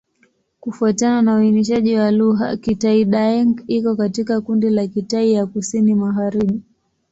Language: Swahili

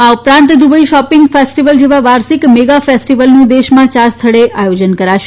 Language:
Gujarati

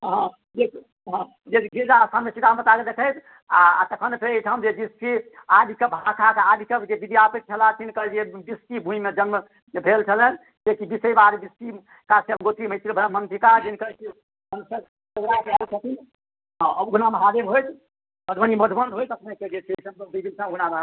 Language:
Maithili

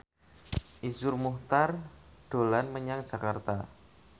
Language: Javanese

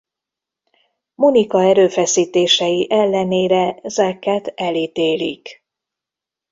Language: Hungarian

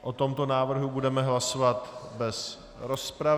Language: Czech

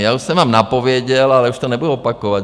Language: Czech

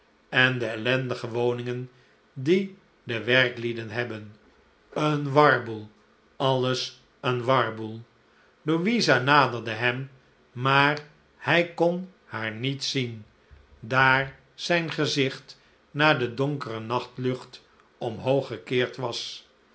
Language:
Dutch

